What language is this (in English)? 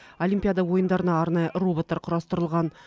Kazakh